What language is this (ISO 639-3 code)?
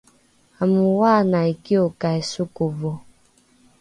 dru